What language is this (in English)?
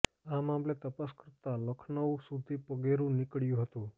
Gujarati